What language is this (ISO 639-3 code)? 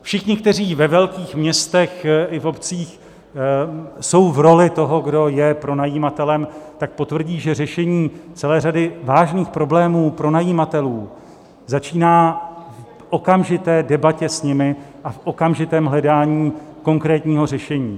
ces